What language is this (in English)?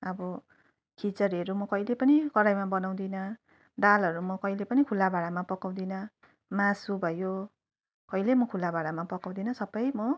Nepali